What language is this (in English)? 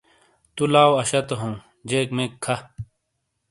Shina